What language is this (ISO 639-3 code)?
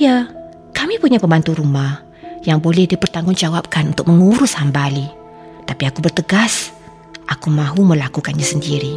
msa